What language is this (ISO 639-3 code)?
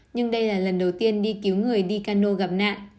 vie